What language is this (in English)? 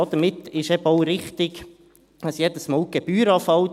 Swiss German